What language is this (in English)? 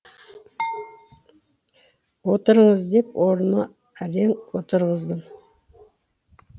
Kazakh